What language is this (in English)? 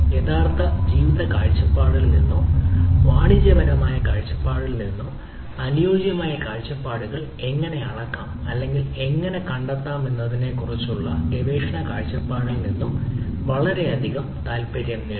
Malayalam